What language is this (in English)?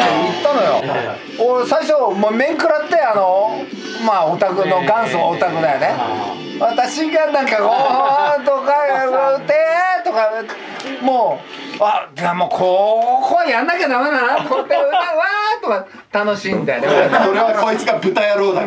Japanese